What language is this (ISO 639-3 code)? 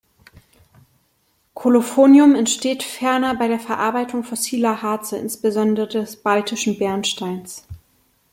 deu